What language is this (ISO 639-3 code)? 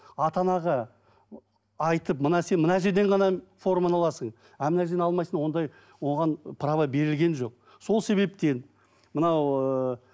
kaz